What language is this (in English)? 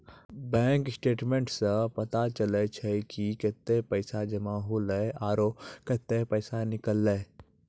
Maithili